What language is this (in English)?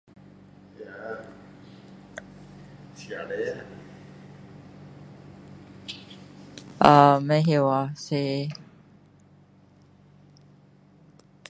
Min Dong Chinese